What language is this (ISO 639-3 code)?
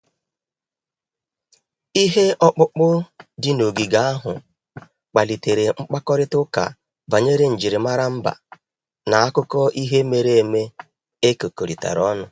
ibo